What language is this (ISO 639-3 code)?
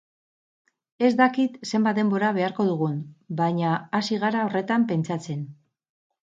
eus